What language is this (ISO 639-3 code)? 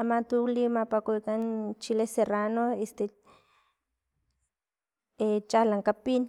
tlp